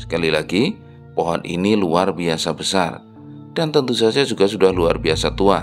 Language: Indonesian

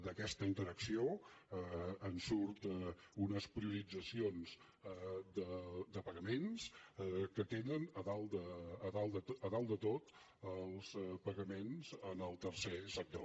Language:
Catalan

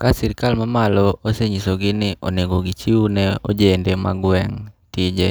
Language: Luo (Kenya and Tanzania)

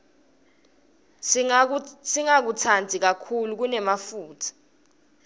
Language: Swati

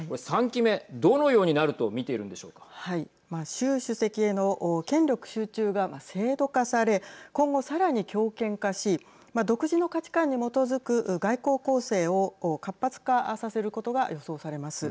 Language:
Japanese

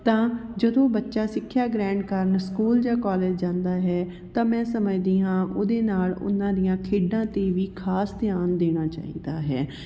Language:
Punjabi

